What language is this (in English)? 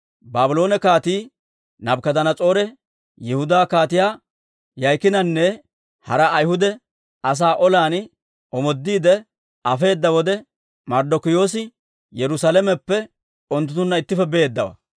Dawro